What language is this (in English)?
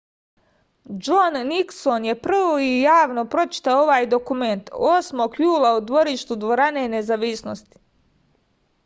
Serbian